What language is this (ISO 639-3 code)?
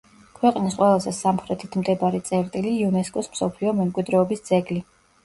kat